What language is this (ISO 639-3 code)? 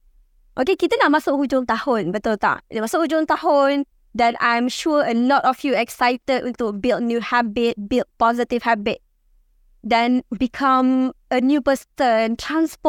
msa